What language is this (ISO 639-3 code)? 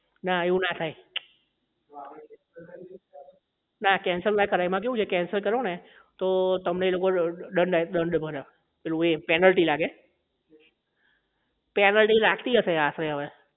guj